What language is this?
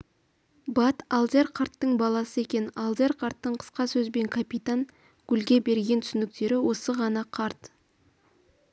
Kazakh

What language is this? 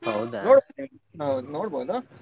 Kannada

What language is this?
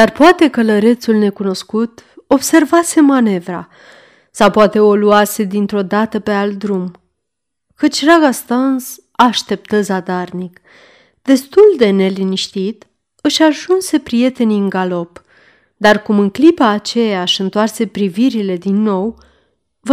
Romanian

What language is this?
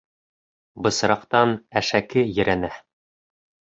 Bashkir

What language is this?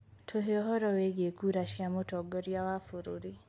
Kikuyu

